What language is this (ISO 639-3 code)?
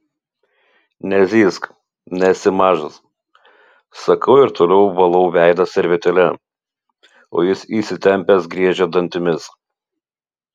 lit